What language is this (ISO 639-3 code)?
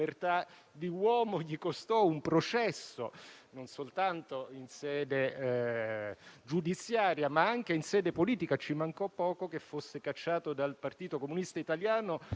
ita